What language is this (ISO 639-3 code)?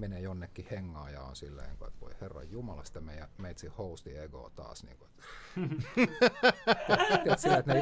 fin